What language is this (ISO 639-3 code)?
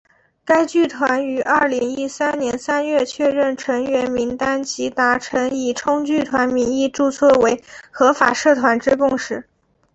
zho